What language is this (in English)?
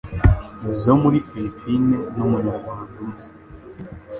Kinyarwanda